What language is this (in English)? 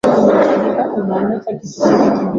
Swahili